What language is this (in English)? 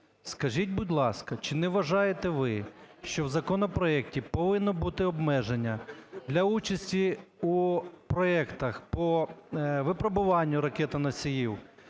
Ukrainian